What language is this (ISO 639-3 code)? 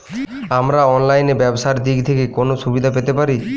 ben